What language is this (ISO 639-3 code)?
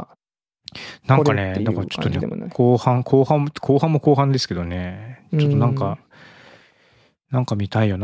jpn